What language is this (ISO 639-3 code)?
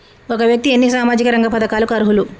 tel